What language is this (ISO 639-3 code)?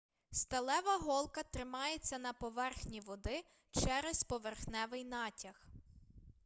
ukr